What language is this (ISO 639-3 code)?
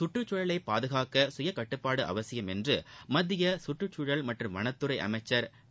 tam